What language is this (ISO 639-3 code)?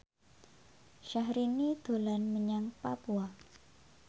jav